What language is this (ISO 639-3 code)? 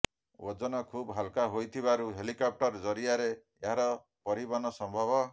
ori